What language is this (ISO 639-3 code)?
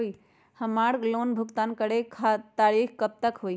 mag